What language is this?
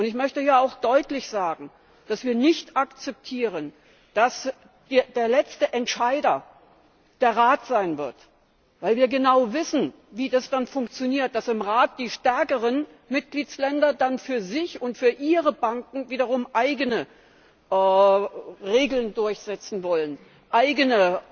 German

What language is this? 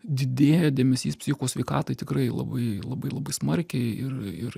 Lithuanian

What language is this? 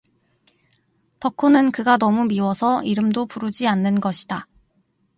Korean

